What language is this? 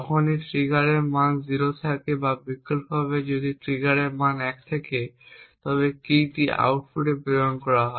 Bangla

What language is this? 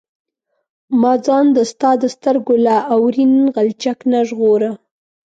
Pashto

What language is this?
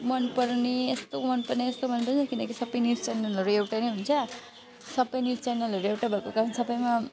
Nepali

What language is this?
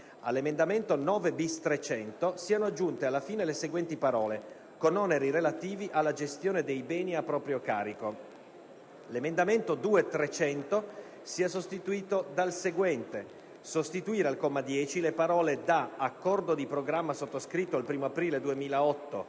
Italian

